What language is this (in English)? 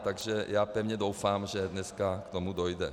Czech